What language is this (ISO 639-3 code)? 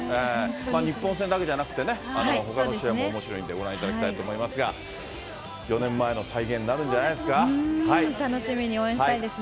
jpn